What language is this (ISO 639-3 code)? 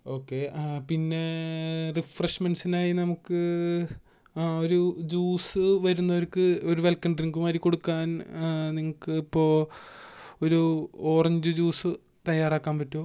mal